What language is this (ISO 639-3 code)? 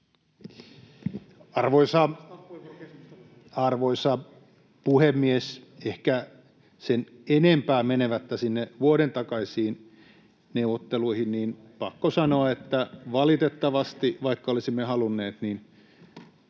fin